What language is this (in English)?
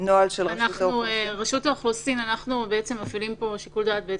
Hebrew